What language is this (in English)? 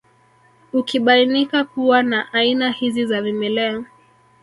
Swahili